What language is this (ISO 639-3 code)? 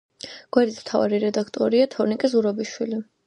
kat